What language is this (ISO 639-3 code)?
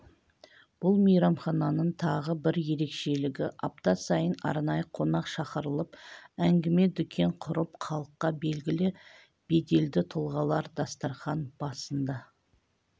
kaz